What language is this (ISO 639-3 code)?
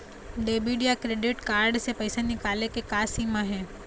hne